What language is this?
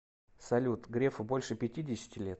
Russian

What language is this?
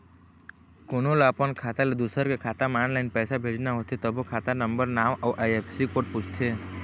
Chhattisgarhi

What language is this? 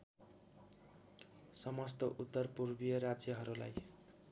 Nepali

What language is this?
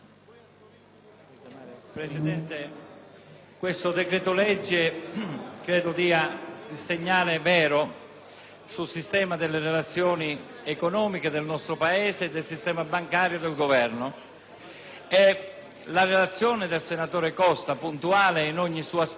Italian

